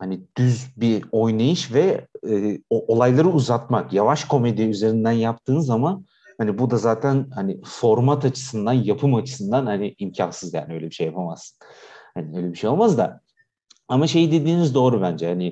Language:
Turkish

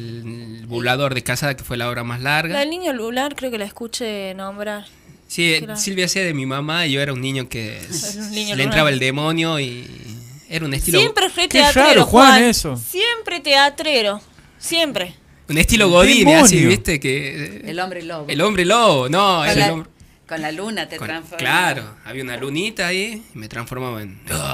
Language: Spanish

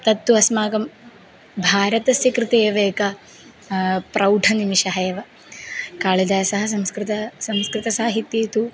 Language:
Sanskrit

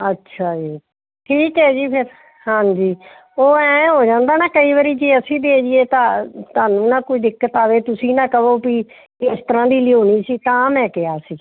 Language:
Punjabi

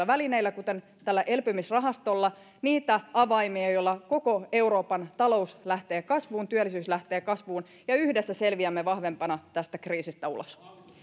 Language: Finnish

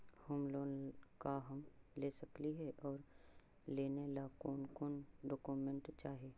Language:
Magahi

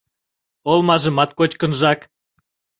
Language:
Mari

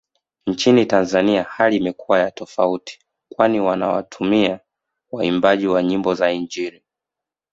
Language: Swahili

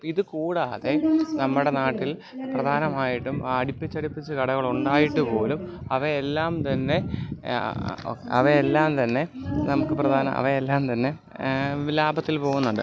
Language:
Malayalam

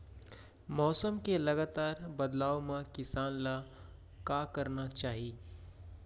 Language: Chhattisgarhi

